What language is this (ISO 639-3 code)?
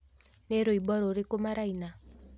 kik